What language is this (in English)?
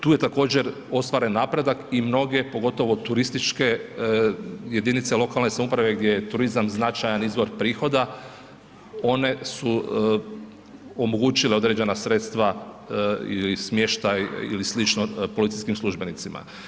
Croatian